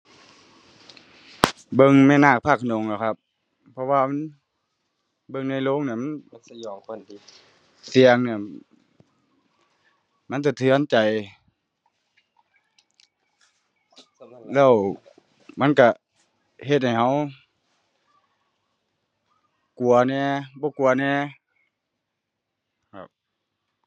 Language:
Thai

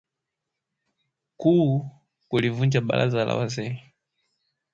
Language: Swahili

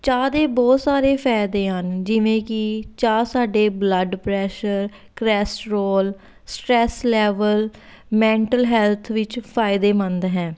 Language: Punjabi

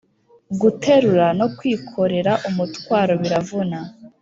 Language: Kinyarwanda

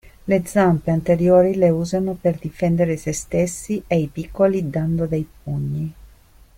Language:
Italian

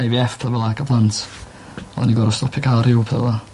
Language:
Welsh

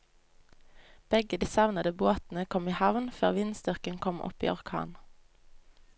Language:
Norwegian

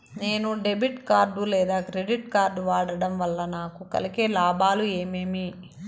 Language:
Telugu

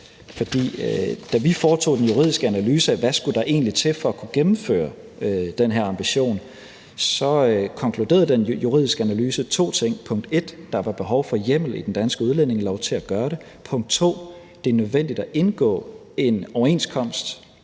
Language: Danish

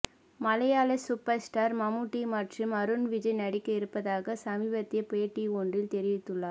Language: Tamil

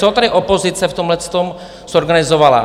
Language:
Czech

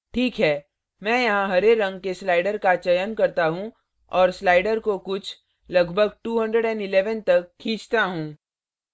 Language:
Hindi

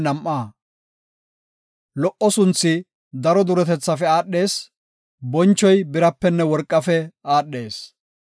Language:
Gofa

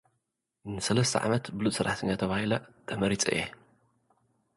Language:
Tigrinya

